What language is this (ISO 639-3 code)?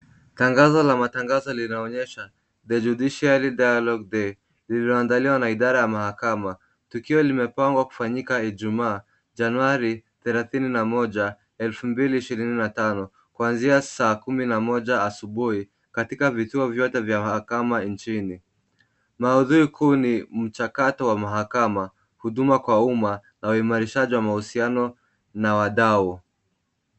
swa